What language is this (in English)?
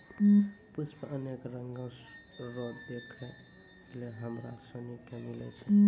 Maithili